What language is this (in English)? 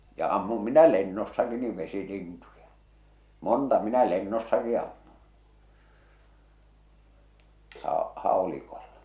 Finnish